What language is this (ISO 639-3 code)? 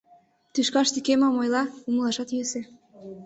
chm